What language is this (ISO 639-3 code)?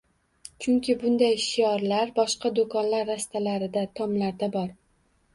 uzb